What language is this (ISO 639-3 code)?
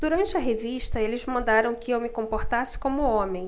por